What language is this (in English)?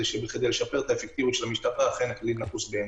Hebrew